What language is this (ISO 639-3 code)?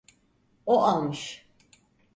tur